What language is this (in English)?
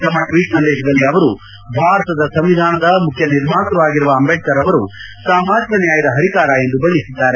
Kannada